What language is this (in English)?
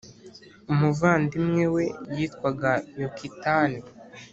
Kinyarwanda